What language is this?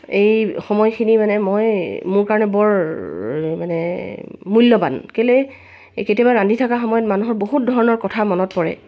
Assamese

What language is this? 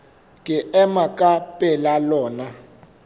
Southern Sotho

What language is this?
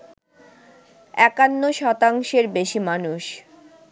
Bangla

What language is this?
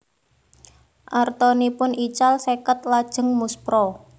Javanese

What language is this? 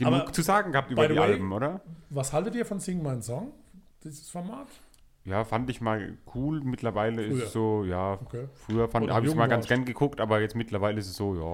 German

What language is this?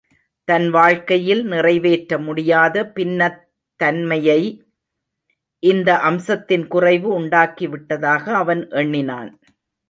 Tamil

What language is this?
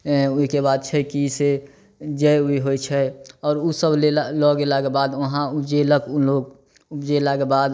Maithili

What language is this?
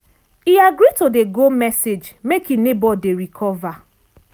Nigerian Pidgin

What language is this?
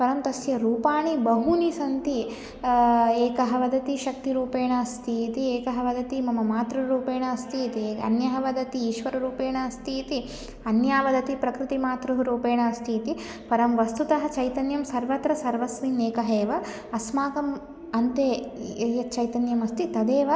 Sanskrit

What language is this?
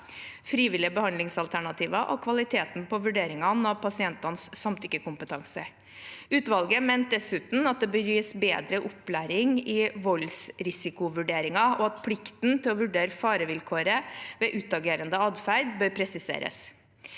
Norwegian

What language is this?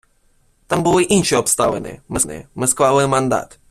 Ukrainian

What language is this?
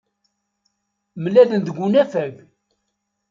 Kabyle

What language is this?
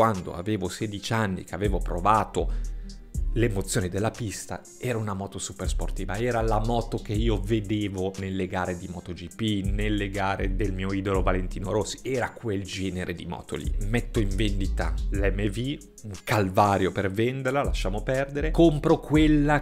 Italian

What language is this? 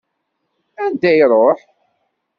Kabyle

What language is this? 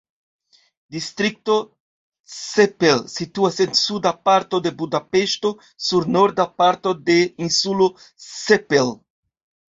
Esperanto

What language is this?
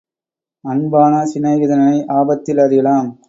Tamil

